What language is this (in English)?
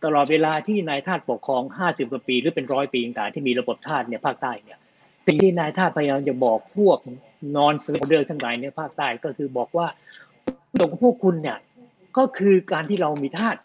Thai